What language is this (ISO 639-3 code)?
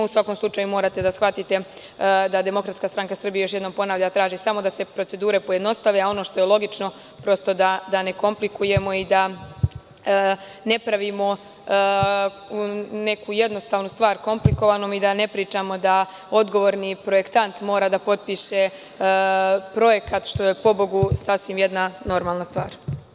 srp